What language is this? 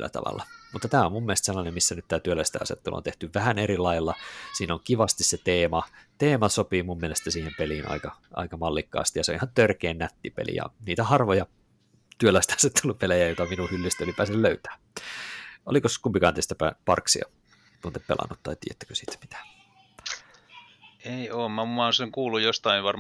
Finnish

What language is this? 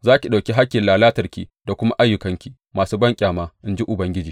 Hausa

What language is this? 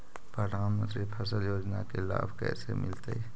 Magahi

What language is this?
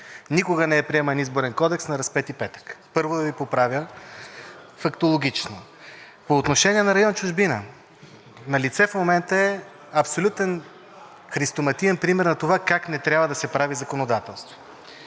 Bulgarian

